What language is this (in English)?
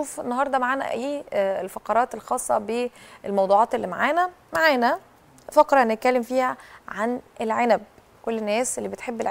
Arabic